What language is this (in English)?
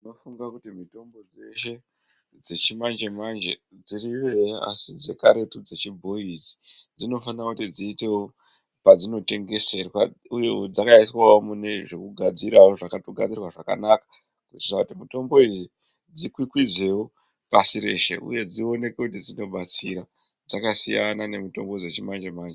Ndau